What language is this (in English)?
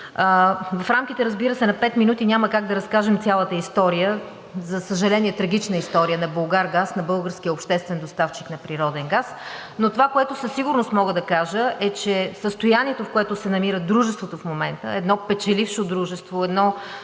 Bulgarian